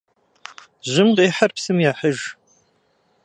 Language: Kabardian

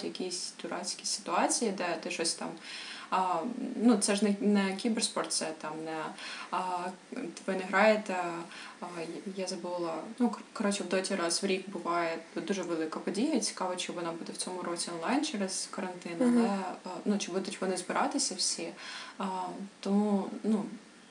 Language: Ukrainian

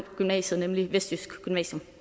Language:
Danish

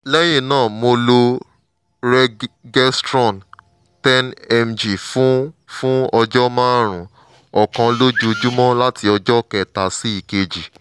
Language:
Yoruba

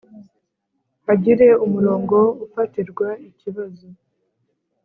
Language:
Kinyarwanda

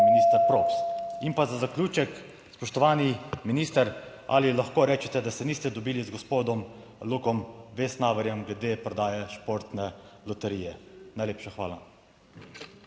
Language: Slovenian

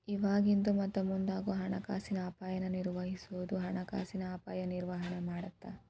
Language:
Kannada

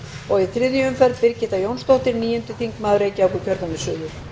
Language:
Icelandic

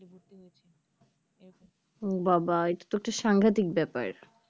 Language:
Bangla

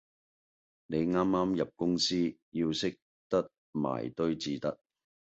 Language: Cantonese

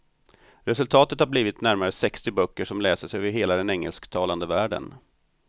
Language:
Swedish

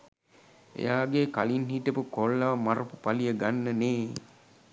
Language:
Sinhala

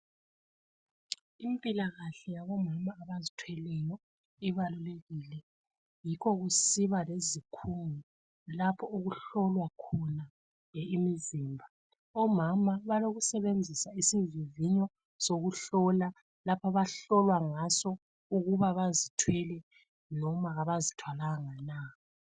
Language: North Ndebele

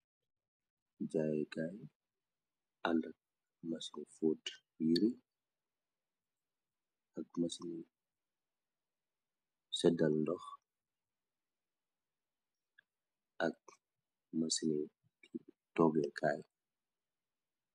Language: Wolof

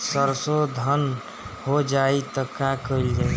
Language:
Bhojpuri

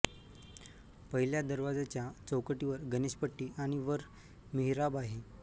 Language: Marathi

